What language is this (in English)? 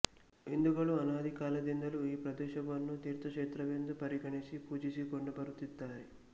Kannada